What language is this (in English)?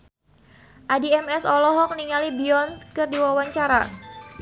Sundanese